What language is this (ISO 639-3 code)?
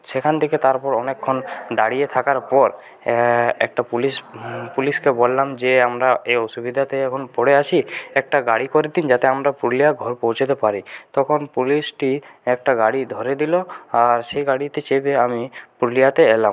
ben